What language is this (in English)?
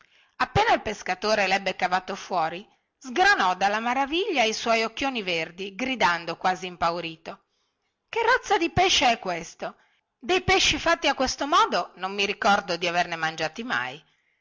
Italian